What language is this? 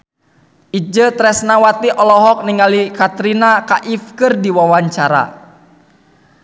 Sundanese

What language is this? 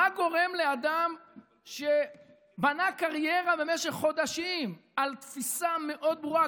Hebrew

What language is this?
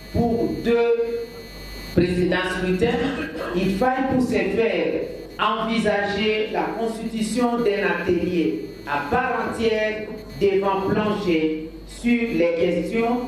French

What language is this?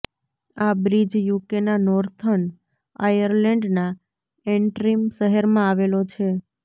Gujarati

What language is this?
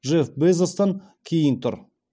Kazakh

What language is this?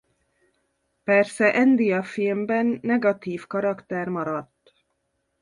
Hungarian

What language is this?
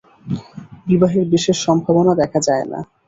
Bangla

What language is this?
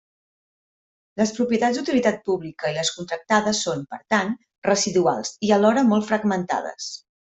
Catalan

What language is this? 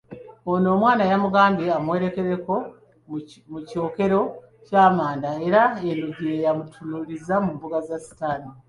Ganda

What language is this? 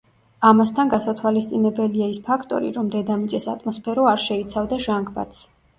Georgian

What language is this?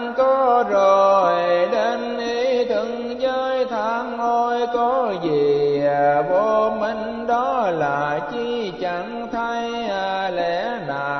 Vietnamese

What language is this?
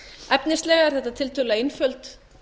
Icelandic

